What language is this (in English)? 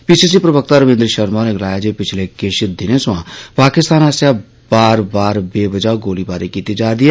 Dogri